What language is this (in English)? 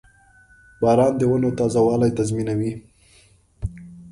Pashto